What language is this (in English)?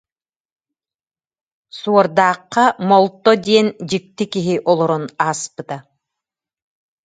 Yakut